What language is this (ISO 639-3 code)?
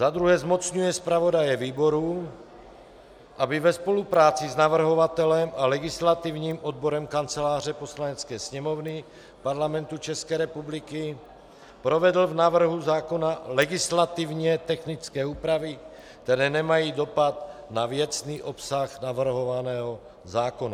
ces